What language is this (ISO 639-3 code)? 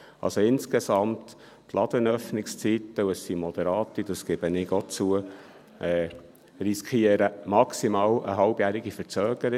gsw